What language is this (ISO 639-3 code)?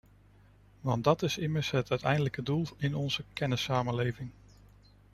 nld